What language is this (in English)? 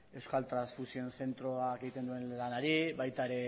Basque